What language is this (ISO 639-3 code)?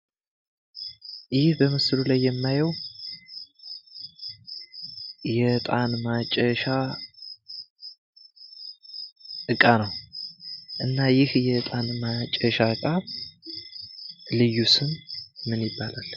amh